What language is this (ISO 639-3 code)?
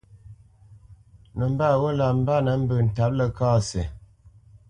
bce